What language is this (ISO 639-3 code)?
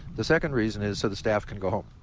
eng